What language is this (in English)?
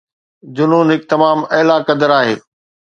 Sindhi